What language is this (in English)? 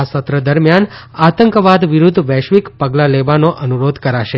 Gujarati